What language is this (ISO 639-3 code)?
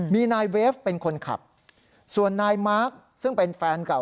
tha